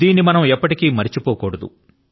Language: Telugu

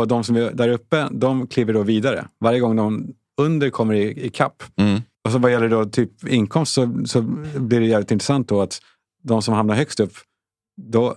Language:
Swedish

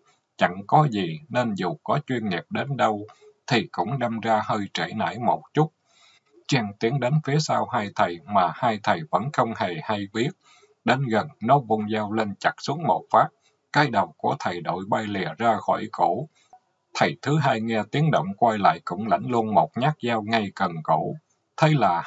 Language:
Vietnamese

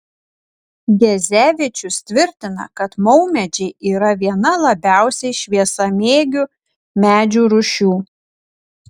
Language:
Lithuanian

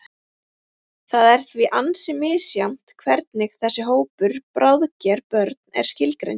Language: Icelandic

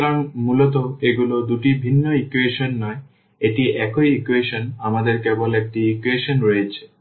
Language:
Bangla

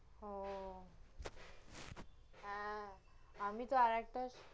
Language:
Bangla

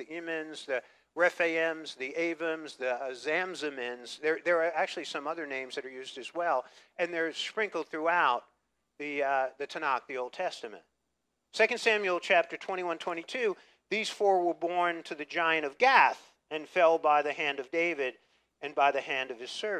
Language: English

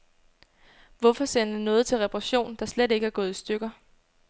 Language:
Danish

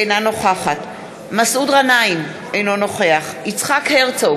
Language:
Hebrew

